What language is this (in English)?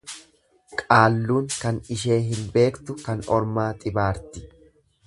Oromo